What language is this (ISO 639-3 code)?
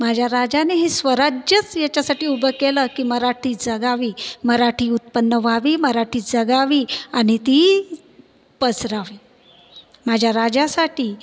mar